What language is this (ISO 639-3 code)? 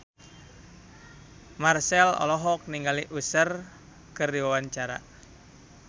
sun